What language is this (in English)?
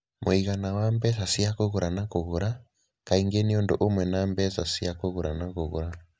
Kikuyu